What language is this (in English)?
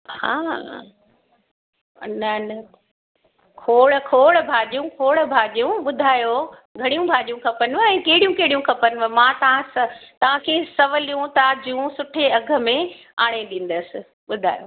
Sindhi